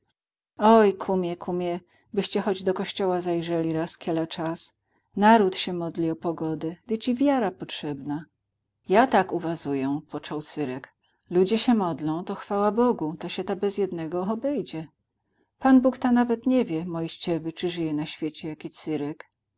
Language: Polish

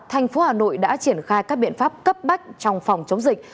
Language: Vietnamese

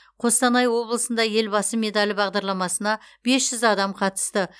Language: Kazakh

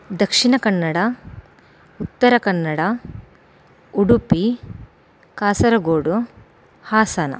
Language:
Sanskrit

